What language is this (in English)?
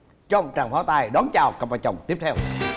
Vietnamese